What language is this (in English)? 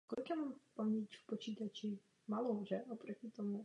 Czech